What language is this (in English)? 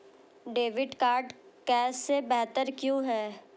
Hindi